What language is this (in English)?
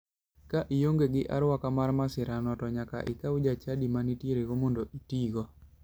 Luo (Kenya and Tanzania)